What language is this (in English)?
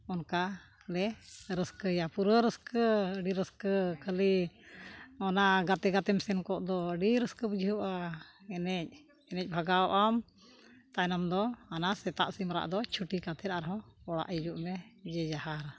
Santali